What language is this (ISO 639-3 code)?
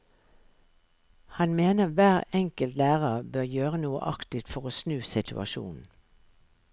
nor